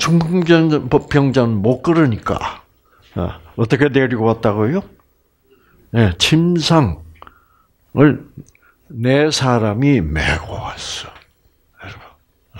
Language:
Korean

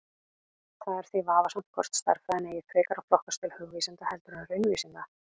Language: Icelandic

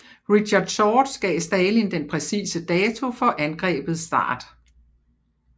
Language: Danish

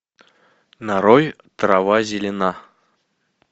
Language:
Russian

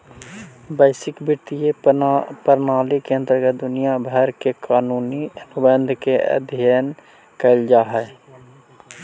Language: Magahi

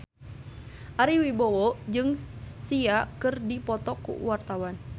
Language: Sundanese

